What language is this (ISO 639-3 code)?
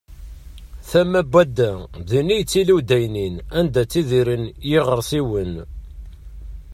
kab